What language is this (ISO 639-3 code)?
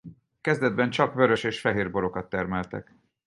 hun